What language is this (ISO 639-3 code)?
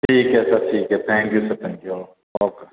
doi